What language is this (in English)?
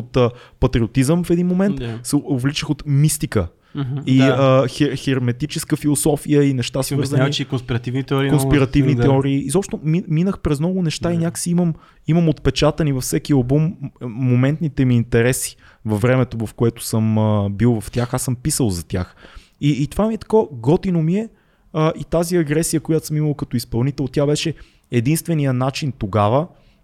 Bulgarian